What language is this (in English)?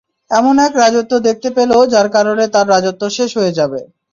Bangla